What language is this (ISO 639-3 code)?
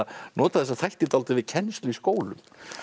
isl